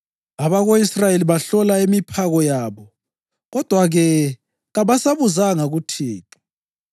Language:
North Ndebele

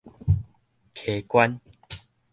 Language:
Min Nan Chinese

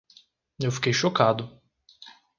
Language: Portuguese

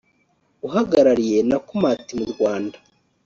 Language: Kinyarwanda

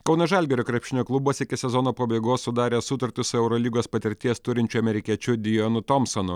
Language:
Lithuanian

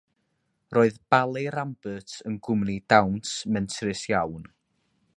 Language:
Welsh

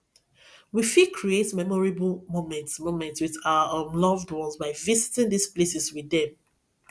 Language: Nigerian Pidgin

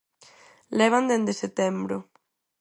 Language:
Galician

